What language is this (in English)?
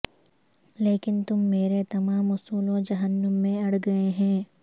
Urdu